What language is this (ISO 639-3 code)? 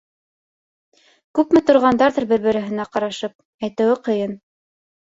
bak